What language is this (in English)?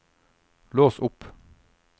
Norwegian